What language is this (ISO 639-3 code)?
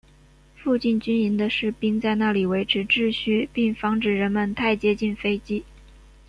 zho